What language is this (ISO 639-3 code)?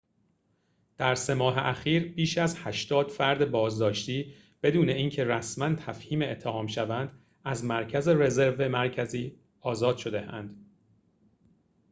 fas